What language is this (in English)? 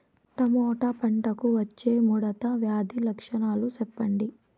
Telugu